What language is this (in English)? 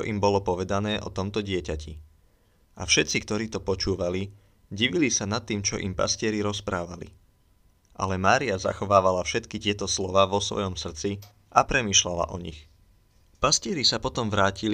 Slovak